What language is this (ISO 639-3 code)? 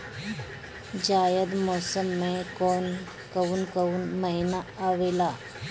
bho